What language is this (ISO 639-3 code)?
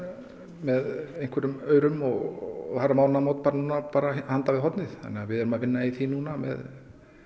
isl